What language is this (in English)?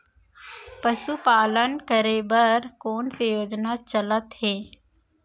Chhattisgarhi